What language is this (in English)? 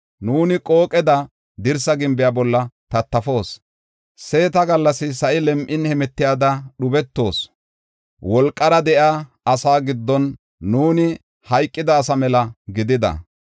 Gofa